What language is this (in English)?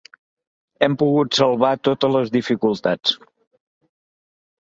Catalan